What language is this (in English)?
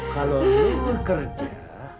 Indonesian